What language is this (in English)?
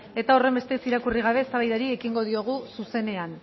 Basque